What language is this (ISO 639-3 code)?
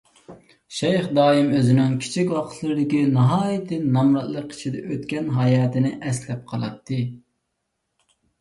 uig